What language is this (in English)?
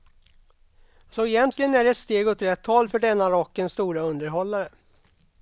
Swedish